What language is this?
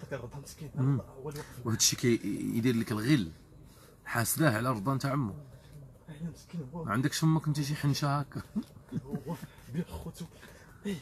Arabic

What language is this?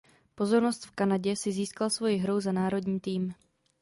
Czech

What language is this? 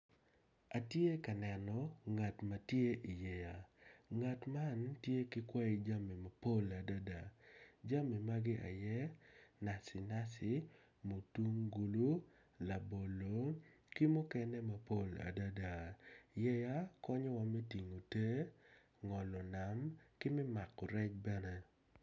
Acoli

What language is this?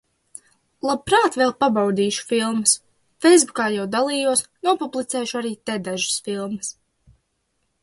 Latvian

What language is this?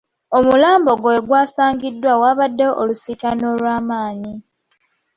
Ganda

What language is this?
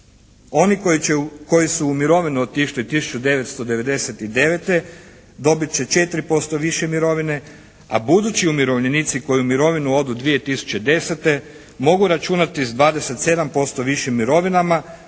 Croatian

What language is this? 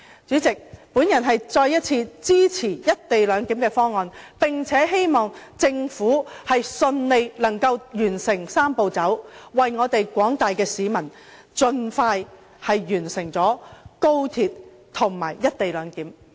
Cantonese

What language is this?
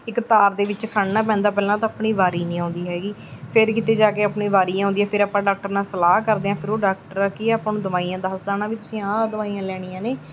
Punjabi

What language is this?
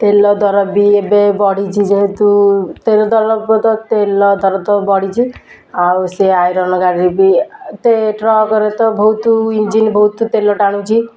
Odia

